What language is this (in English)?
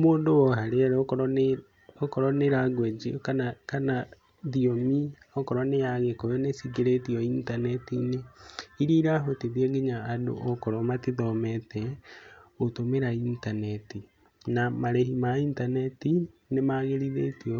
Kikuyu